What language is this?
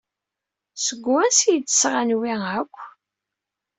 Kabyle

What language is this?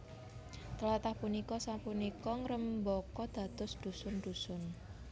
Javanese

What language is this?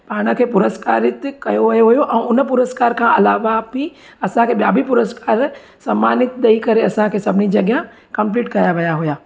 Sindhi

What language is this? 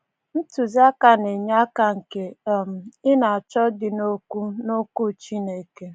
Igbo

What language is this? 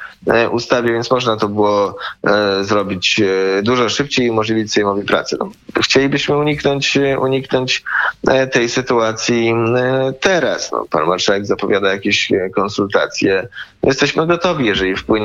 Polish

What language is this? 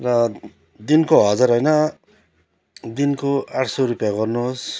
Nepali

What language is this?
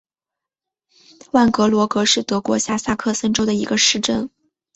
Chinese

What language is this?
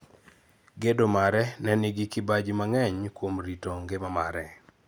Luo (Kenya and Tanzania)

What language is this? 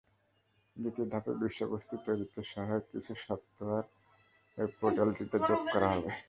Bangla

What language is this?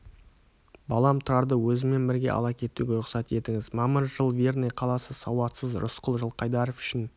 Kazakh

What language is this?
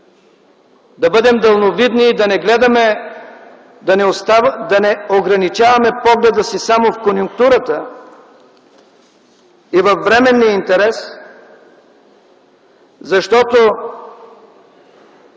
Bulgarian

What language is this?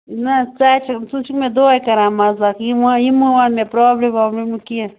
Kashmiri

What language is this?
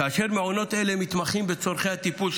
Hebrew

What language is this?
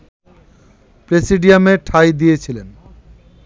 Bangla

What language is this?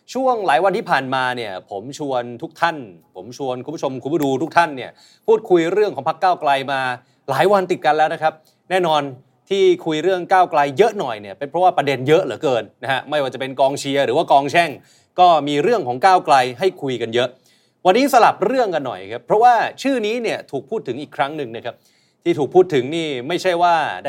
Thai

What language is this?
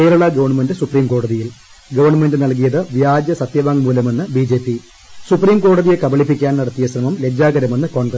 Malayalam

